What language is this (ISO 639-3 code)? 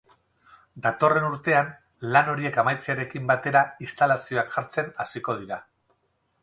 eus